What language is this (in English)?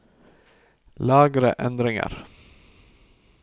Norwegian